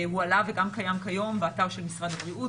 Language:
Hebrew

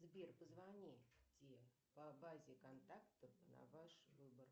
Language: Russian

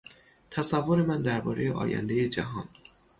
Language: Persian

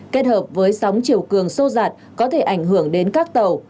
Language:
Vietnamese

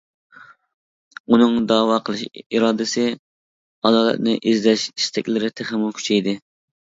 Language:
Uyghur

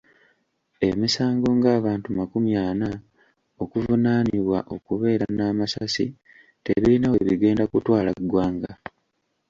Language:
Ganda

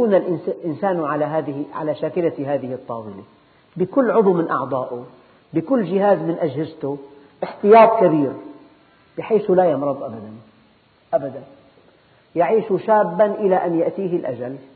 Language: Arabic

